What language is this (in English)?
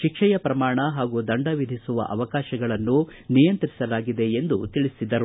Kannada